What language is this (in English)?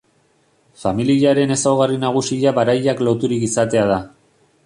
Basque